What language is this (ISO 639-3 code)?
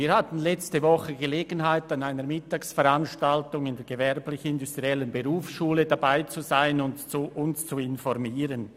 gsw